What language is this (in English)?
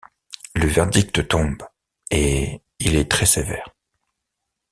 French